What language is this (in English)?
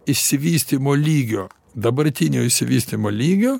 Lithuanian